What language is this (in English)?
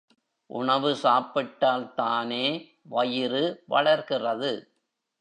Tamil